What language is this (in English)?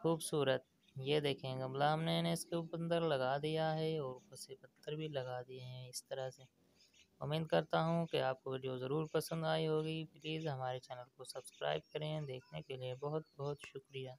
Hindi